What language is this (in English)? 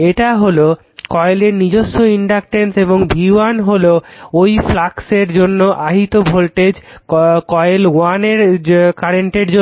Bangla